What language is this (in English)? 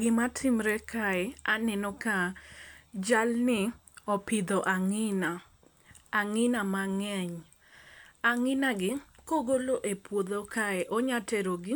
Luo (Kenya and Tanzania)